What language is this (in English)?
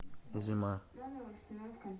Russian